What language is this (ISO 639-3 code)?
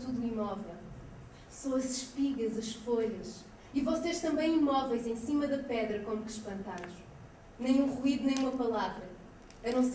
por